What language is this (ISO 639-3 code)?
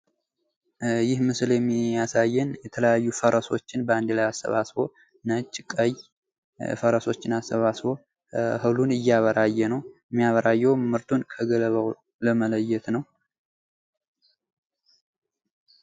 amh